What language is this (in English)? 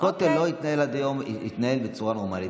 Hebrew